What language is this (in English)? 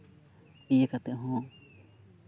Santali